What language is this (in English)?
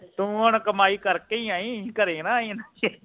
Punjabi